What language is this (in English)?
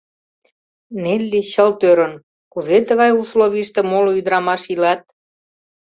Mari